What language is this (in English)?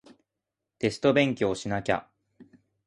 Japanese